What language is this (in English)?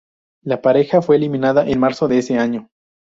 Spanish